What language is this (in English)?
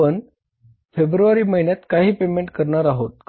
Marathi